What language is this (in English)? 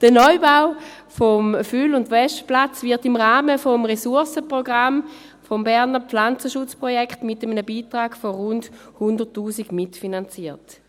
Swiss German